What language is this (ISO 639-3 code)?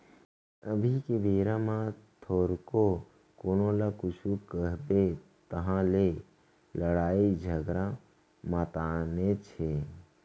hne